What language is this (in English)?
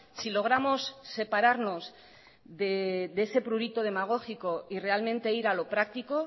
Spanish